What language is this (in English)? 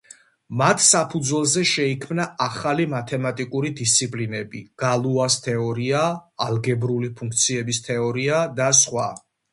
Georgian